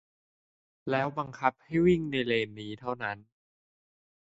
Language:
Thai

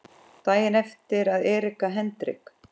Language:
Icelandic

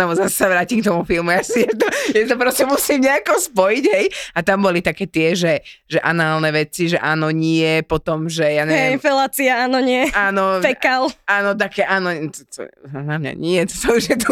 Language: Slovak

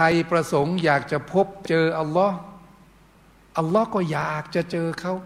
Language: Thai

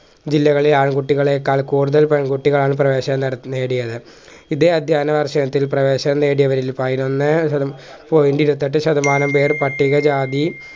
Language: Malayalam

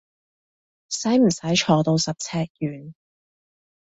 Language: Cantonese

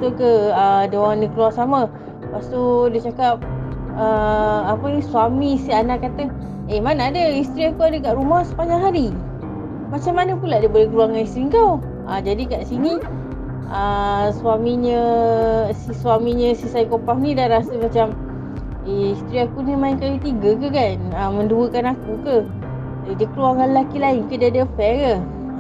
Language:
Malay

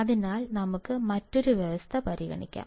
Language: Malayalam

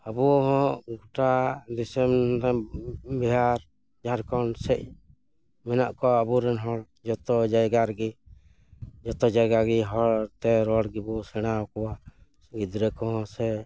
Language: Santali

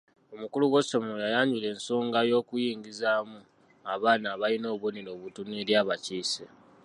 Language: Ganda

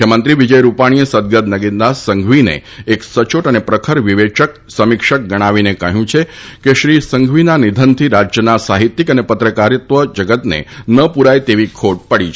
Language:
Gujarati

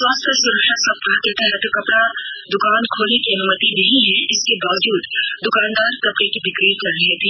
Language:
Hindi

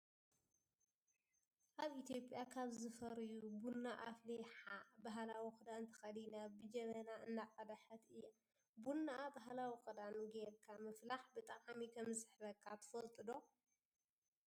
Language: Tigrinya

